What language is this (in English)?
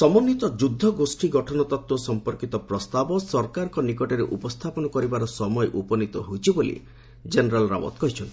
Odia